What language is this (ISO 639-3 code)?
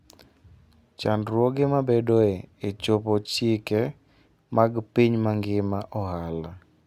luo